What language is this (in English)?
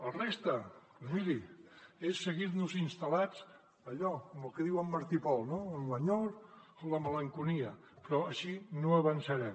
Catalan